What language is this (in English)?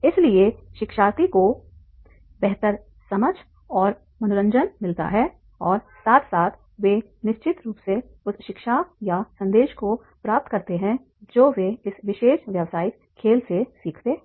Hindi